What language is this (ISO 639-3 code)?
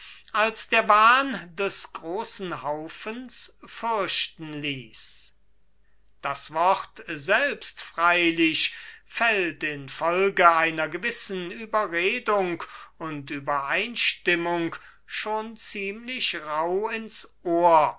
deu